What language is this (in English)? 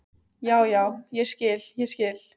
Icelandic